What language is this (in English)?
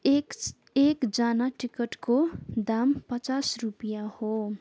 Nepali